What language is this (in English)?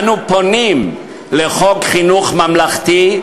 Hebrew